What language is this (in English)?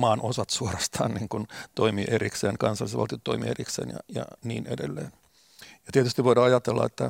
Finnish